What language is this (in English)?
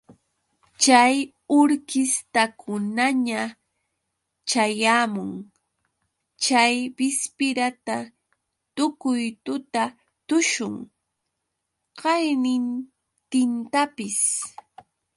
Yauyos Quechua